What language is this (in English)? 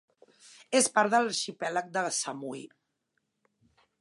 Catalan